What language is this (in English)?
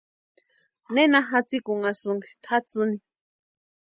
Western Highland Purepecha